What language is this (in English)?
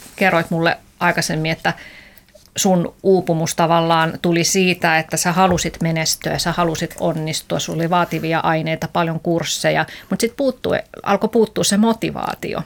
Finnish